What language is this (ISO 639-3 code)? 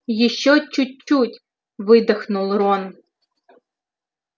rus